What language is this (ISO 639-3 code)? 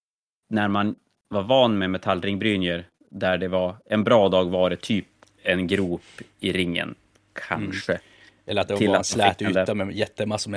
swe